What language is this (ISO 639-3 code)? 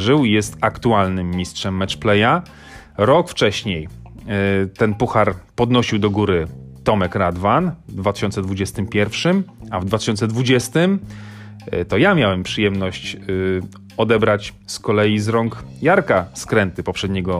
pol